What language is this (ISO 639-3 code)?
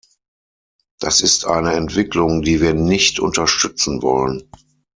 deu